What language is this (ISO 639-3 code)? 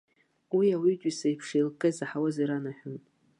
abk